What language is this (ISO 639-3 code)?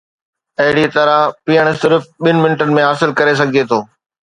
snd